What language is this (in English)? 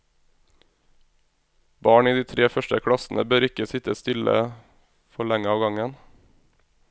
Norwegian